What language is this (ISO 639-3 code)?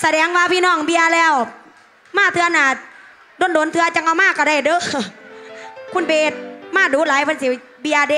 tha